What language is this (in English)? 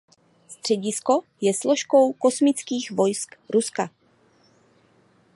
Czech